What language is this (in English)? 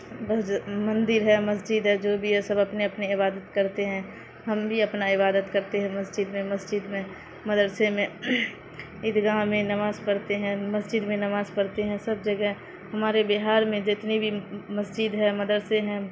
Urdu